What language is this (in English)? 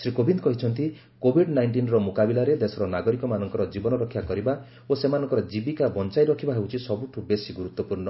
Odia